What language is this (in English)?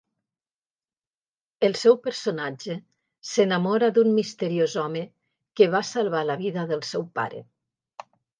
Catalan